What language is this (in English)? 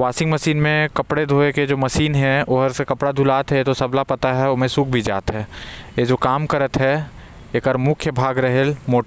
Korwa